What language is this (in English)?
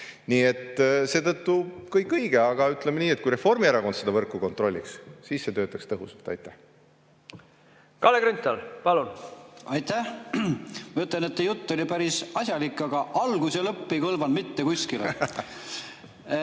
Estonian